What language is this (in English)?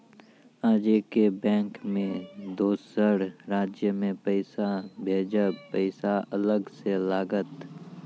Maithili